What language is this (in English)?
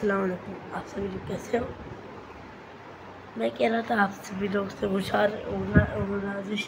Arabic